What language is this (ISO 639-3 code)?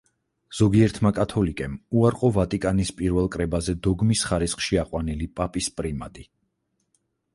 kat